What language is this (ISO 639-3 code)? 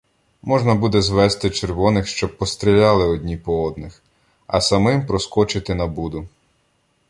ukr